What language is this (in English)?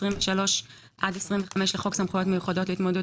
Hebrew